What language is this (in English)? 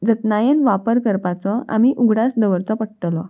Konkani